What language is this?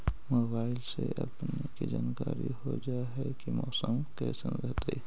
Magahi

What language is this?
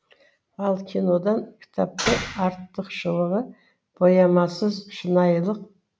Kazakh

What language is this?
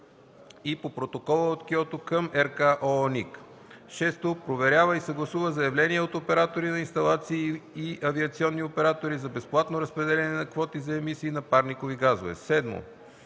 Bulgarian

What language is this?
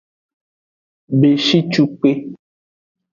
Aja (Benin)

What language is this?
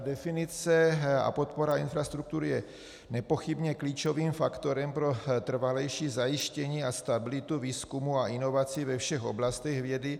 Czech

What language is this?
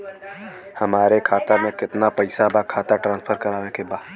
Bhojpuri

